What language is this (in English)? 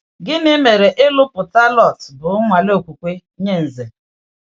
Igbo